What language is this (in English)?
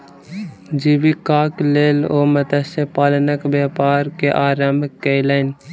Maithili